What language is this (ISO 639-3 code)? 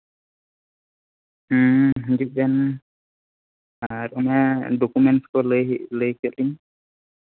sat